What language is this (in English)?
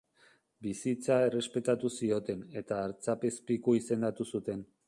Basque